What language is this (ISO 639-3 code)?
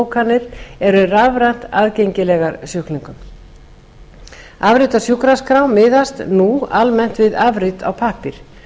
isl